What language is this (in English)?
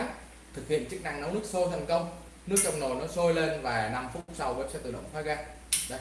Vietnamese